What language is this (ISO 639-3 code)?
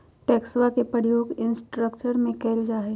mag